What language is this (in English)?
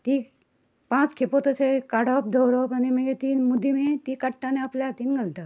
Konkani